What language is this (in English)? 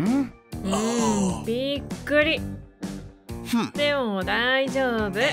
Japanese